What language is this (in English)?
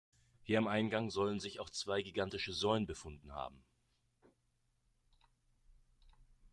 German